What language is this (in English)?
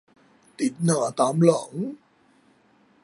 Thai